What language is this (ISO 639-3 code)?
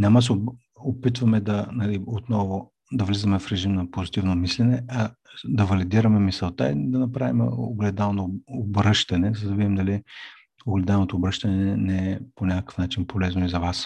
bul